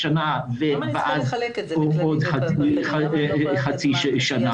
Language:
Hebrew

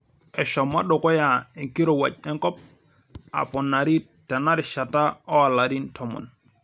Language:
Masai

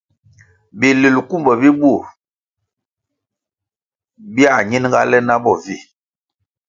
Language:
Kwasio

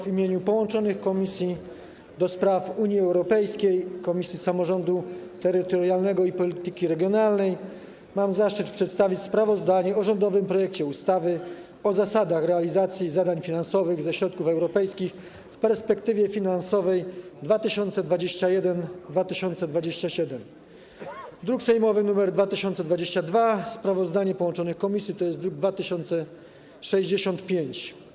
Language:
Polish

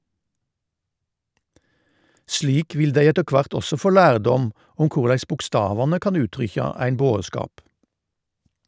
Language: Norwegian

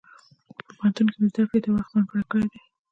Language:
Pashto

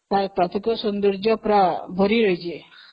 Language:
Odia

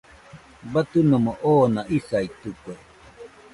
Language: Nüpode Huitoto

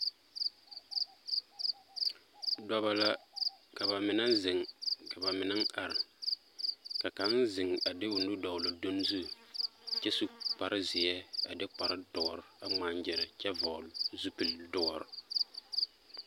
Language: Southern Dagaare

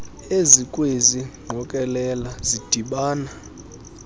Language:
Xhosa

